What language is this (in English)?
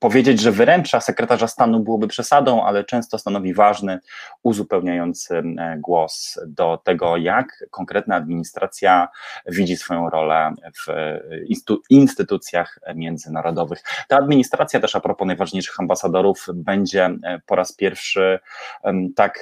Polish